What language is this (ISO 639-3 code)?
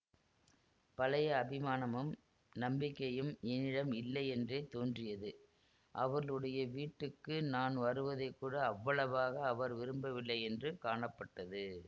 tam